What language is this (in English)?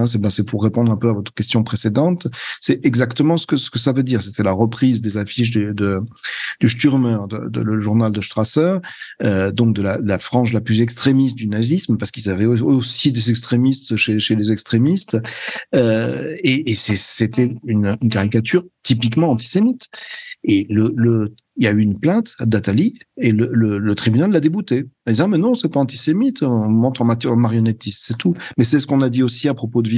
French